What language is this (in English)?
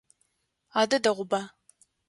Adyghe